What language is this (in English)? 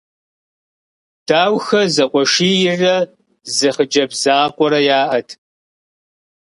Kabardian